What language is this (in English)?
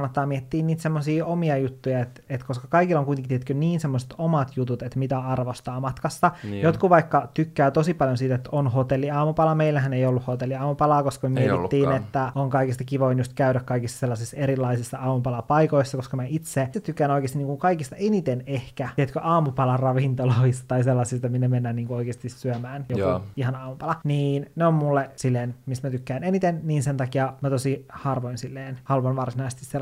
Finnish